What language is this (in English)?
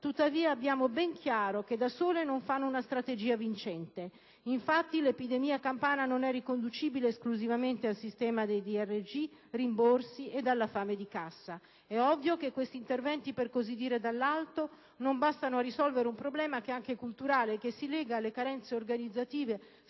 Italian